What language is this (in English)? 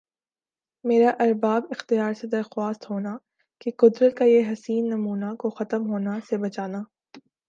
Urdu